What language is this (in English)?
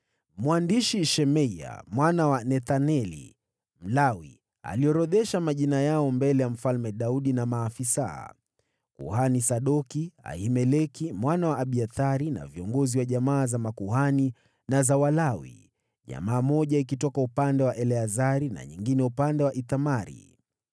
Swahili